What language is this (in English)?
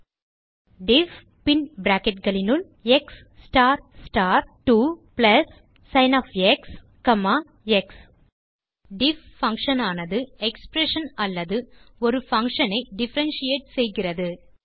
Tamil